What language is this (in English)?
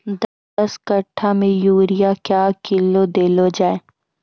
Maithili